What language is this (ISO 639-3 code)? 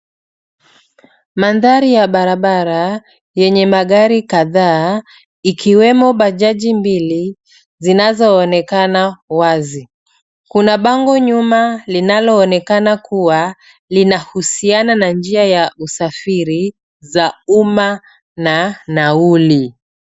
swa